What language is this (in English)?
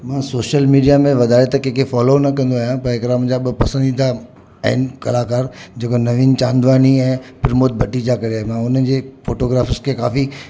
Sindhi